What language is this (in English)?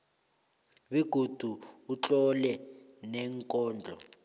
South Ndebele